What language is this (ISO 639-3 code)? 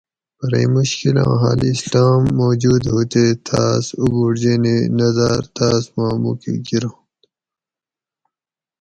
gwc